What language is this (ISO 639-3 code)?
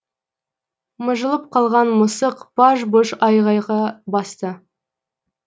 kaz